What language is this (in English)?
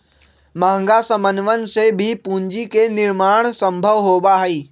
Magahi